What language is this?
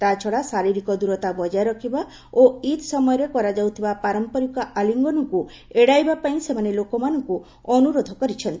Odia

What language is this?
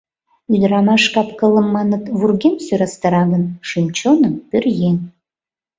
Mari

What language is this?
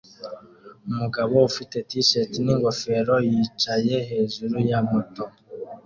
Kinyarwanda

